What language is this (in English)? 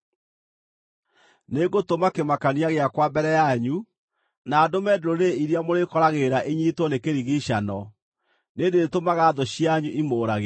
Kikuyu